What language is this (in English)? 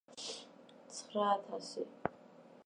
Georgian